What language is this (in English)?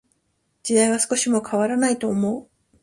Japanese